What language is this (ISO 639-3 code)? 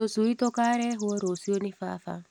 kik